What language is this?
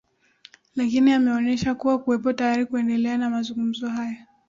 Swahili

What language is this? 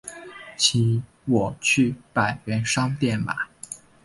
Chinese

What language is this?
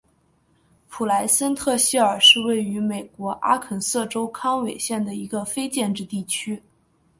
Chinese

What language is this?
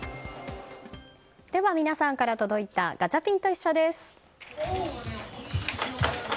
Japanese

